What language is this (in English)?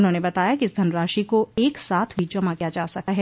Hindi